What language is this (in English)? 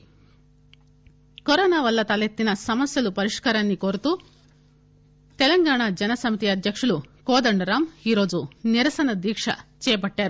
Telugu